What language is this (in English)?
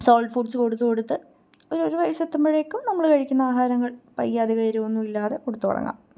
Malayalam